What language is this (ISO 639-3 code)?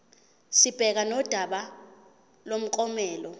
zul